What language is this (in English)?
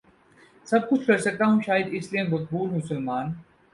Urdu